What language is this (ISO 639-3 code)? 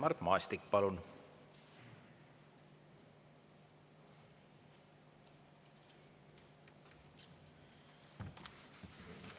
est